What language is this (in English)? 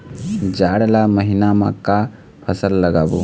Chhattisgarhi